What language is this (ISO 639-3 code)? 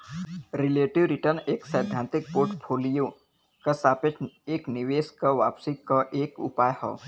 bho